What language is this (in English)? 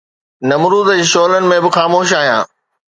Sindhi